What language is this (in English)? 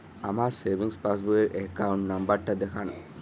Bangla